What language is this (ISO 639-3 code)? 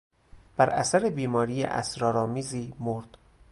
fas